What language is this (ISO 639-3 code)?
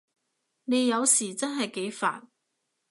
yue